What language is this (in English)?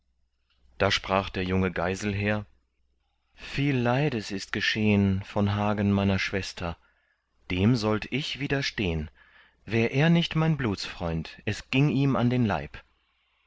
German